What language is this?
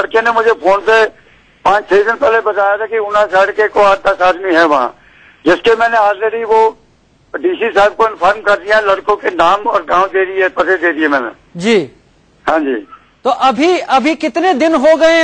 Hindi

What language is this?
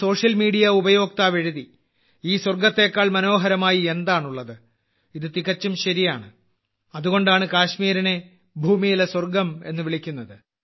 Malayalam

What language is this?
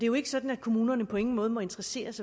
Danish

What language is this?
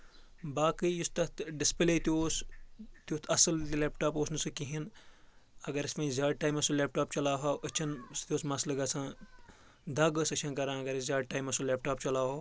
Kashmiri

